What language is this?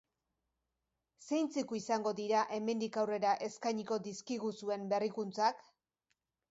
Basque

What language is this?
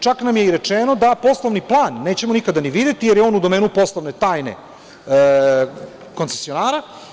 Serbian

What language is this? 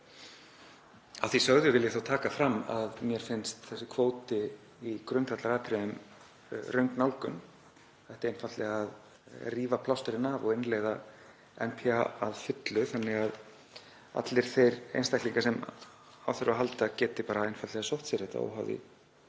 Icelandic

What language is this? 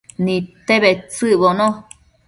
Matsés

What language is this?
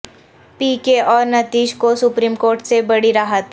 Urdu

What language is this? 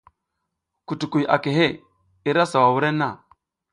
South Giziga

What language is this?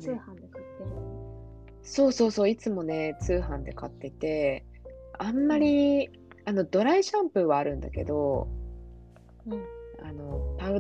Japanese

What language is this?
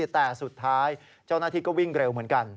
Thai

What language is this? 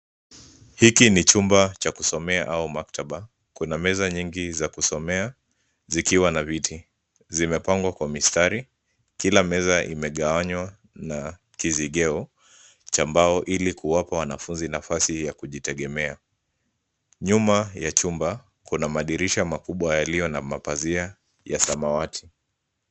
Swahili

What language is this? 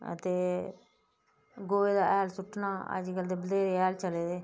Dogri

